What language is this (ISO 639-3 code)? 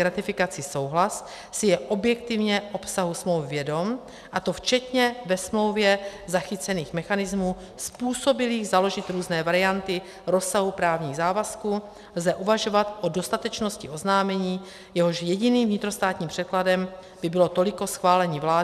ces